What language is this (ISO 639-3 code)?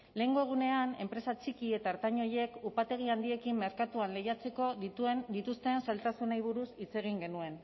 eus